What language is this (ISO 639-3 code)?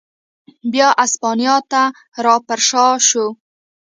pus